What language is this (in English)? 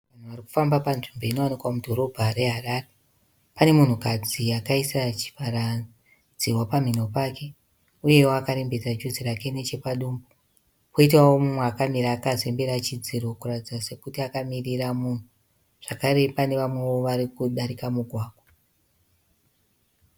Shona